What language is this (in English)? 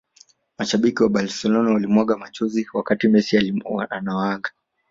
Swahili